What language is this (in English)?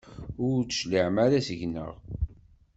Kabyle